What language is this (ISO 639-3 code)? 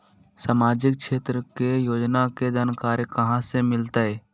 mag